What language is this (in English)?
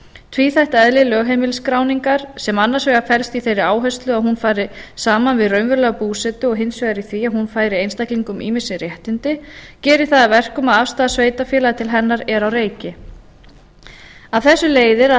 Icelandic